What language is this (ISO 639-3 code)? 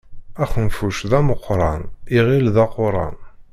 kab